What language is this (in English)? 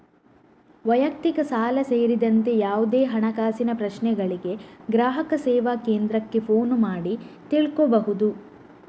Kannada